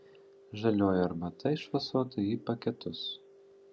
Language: Lithuanian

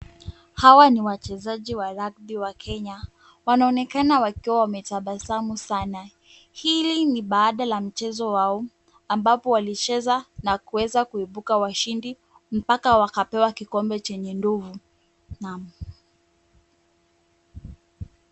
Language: Swahili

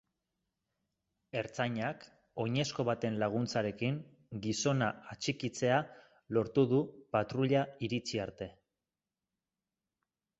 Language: Basque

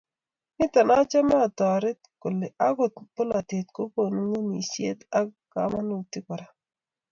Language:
Kalenjin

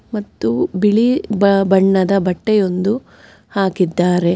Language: Kannada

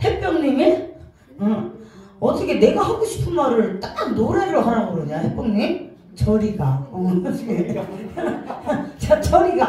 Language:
Korean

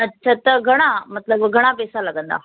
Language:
Sindhi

